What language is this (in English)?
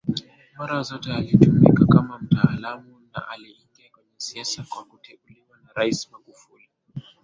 Swahili